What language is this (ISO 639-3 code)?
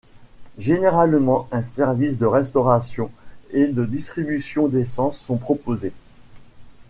fra